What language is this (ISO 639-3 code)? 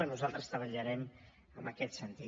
cat